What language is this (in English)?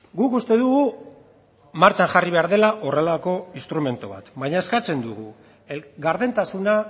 Basque